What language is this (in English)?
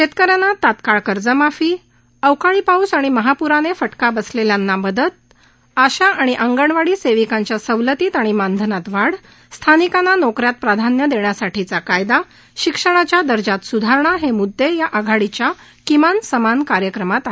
Marathi